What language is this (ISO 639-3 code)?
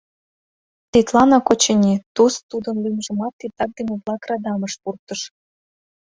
chm